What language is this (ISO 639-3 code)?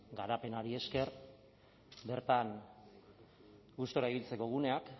eus